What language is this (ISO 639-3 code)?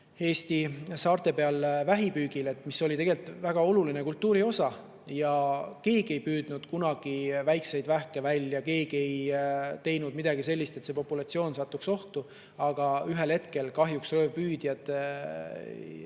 est